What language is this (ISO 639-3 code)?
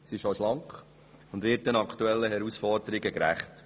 gsw